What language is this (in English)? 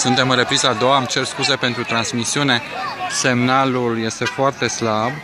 Romanian